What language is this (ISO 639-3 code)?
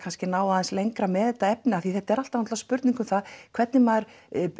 isl